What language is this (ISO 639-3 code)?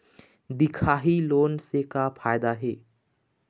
hne